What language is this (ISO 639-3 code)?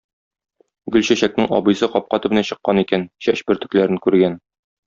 tat